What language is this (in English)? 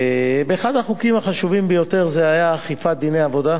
Hebrew